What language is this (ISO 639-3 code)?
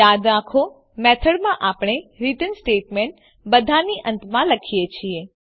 guj